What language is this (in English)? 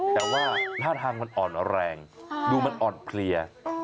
Thai